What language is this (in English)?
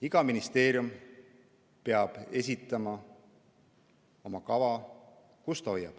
Estonian